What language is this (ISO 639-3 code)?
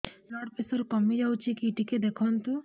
ori